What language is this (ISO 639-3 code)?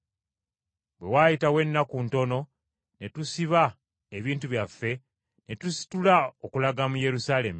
lug